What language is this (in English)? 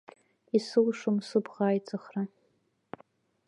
Abkhazian